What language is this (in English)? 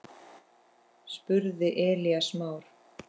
Icelandic